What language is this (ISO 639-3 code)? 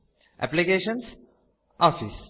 san